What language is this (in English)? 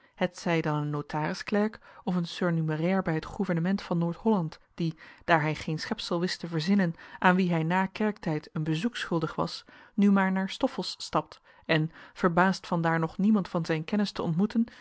Dutch